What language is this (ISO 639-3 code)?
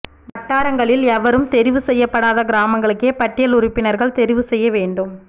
tam